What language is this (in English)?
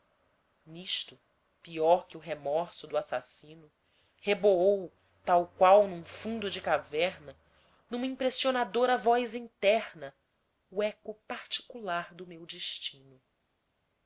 Portuguese